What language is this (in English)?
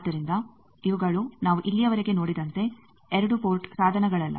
Kannada